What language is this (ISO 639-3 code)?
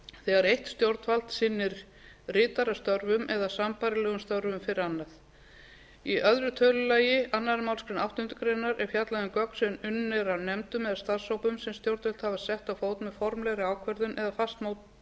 isl